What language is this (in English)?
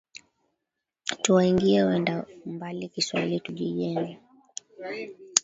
Swahili